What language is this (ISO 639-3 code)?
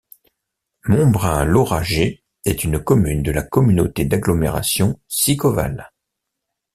fra